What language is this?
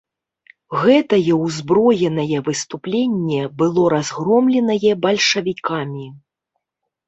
Belarusian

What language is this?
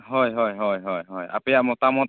Santali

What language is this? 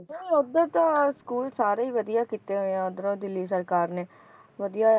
Punjabi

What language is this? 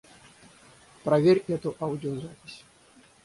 Russian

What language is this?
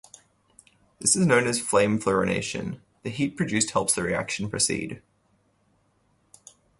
English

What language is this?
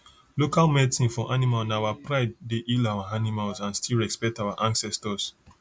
Nigerian Pidgin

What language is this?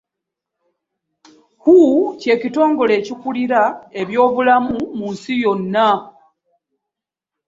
Ganda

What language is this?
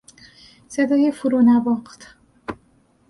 Persian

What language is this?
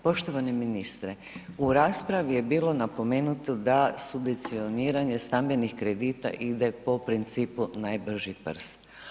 Croatian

